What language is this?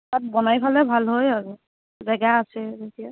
Assamese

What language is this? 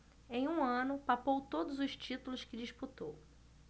Portuguese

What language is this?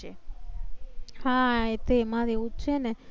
Gujarati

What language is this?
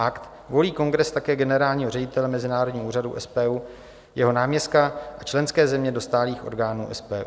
Czech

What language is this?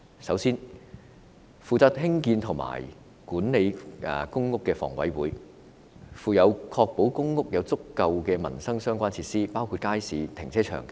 Cantonese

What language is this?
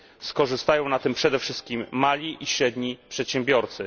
Polish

